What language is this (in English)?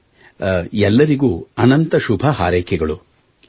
Kannada